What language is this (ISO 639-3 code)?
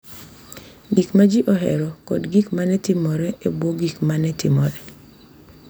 luo